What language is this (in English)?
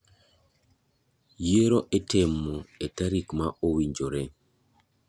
Luo (Kenya and Tanzania)